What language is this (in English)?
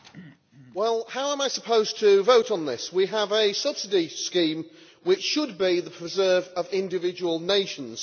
English